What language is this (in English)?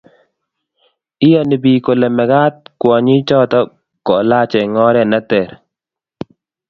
Kalenjin